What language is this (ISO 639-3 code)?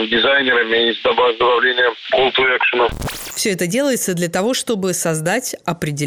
rus